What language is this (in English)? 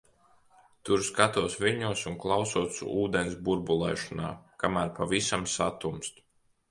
Latvian